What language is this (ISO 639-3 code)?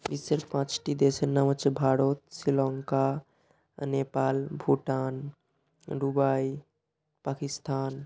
ben